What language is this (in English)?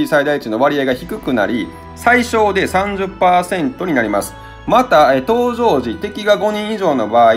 Japanese